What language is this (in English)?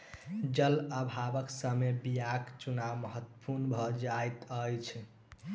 Maithili